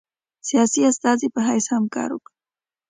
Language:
Pashto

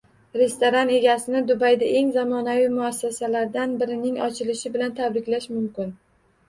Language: Uzbek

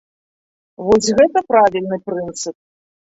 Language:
Belarusian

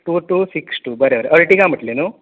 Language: Konkani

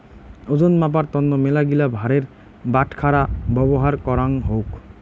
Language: Bangla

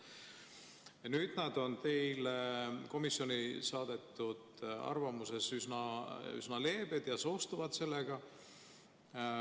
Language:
Estonian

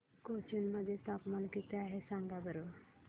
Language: Marathi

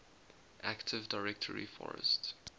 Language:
English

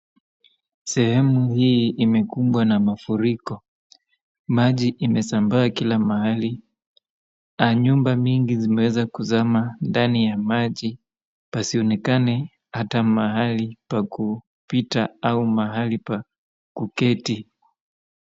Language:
Swahili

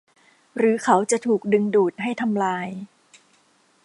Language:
Thai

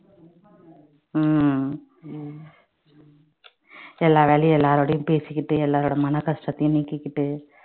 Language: Tamil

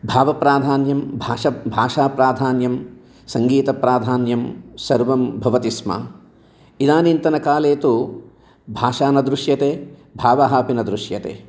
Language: Sanskrit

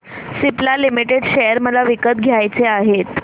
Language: Marathi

